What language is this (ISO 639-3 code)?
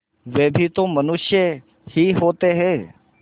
hin